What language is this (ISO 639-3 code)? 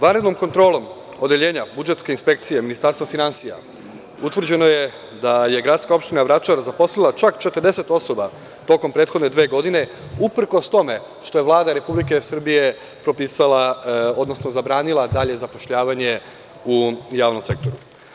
srp